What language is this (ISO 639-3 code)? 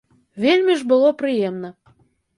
bel